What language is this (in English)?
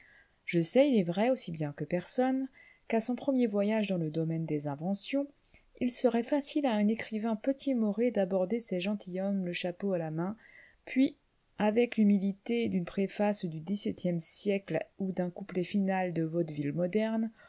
French